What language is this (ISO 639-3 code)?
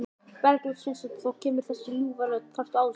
isl